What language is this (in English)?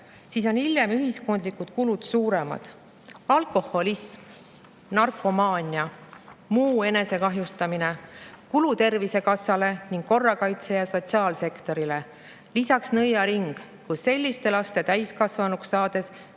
Estonian